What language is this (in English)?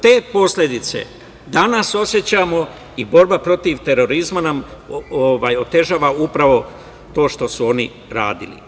Serbian